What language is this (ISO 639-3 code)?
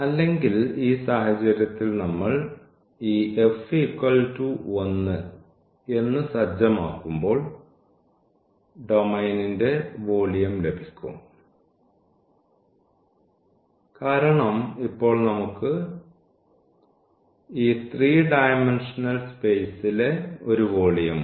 mal